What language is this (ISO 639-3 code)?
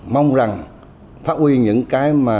vie